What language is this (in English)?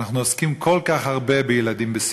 Hebrew